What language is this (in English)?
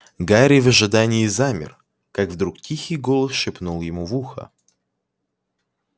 Russian